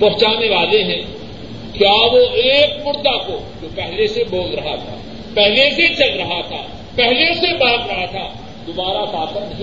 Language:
Urdu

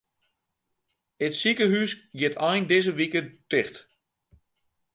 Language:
Western Frisian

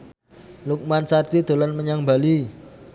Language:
Javanese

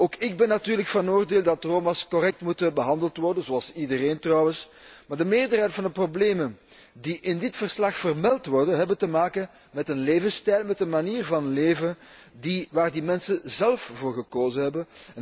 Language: Dutch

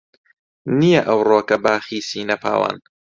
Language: Central Kurdish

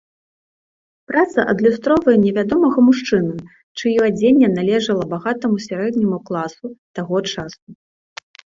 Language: Belarusian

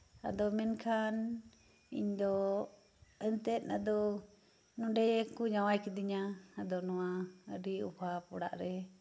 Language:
Santali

